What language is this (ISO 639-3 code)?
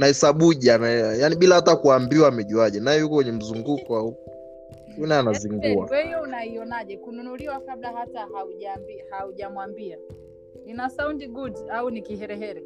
swa